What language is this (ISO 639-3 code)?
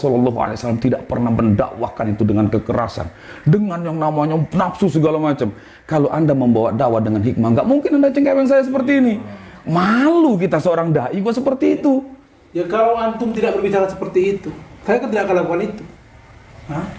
ind